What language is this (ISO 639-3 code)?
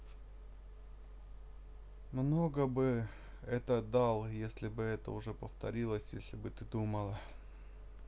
rus